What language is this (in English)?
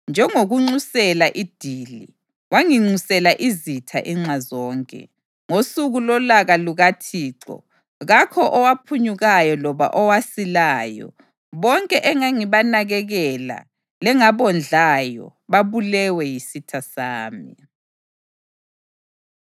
North Ndebele